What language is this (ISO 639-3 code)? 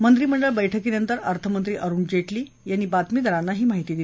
mar